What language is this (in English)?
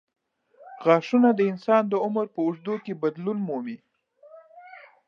Pashto